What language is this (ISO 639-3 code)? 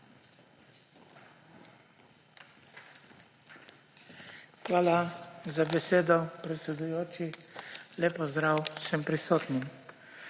slv